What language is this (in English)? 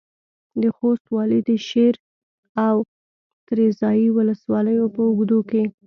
Pashto